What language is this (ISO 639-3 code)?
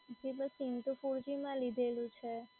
guj